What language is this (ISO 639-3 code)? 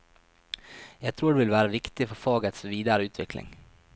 nor